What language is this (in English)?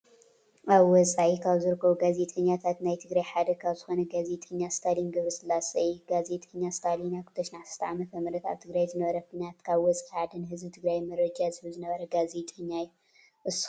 Tigrinya